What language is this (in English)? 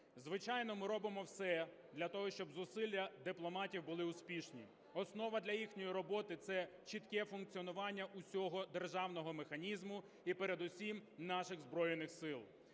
Ukrainian